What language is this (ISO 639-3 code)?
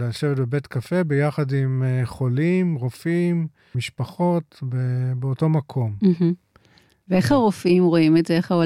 heb